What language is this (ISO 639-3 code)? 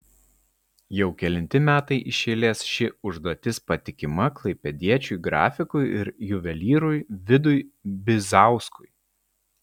lit